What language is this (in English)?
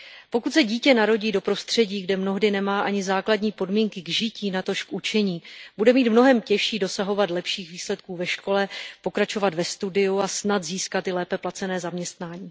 Czech